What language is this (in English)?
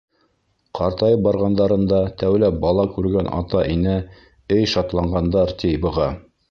Bashkir